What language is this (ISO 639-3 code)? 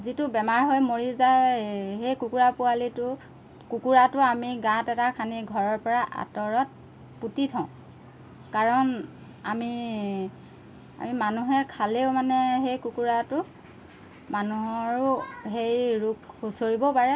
asm